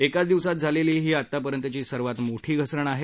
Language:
Marathi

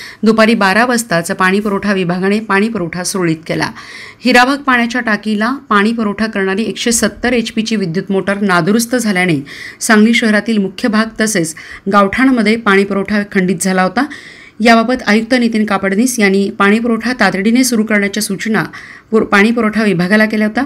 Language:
Romanian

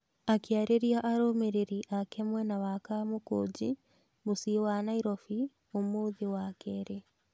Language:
Kikuyu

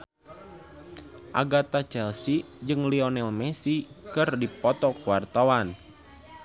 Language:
Sundanese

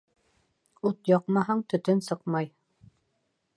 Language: Bashkir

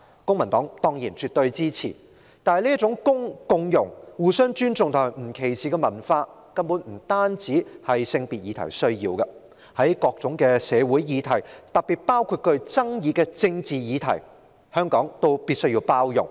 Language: Cantonese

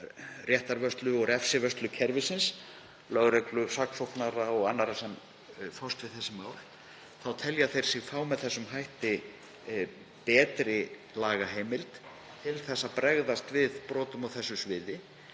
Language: Icelandic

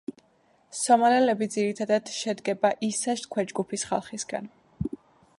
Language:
Georgian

